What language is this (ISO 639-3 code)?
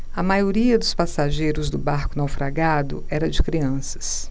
por